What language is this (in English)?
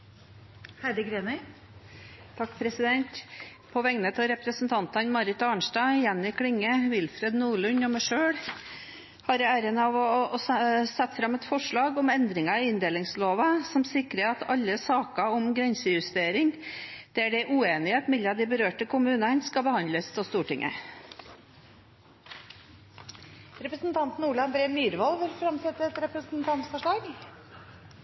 Norwegian